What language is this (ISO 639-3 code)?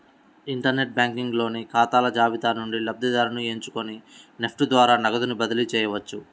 tel